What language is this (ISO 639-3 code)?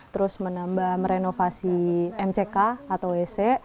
ind